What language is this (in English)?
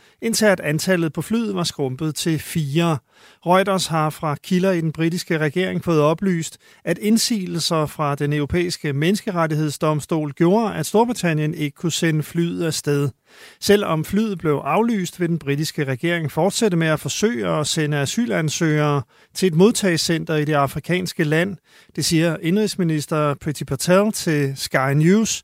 Danish